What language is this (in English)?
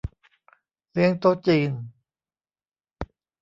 Thai